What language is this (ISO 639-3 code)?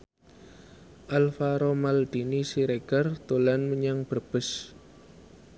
jav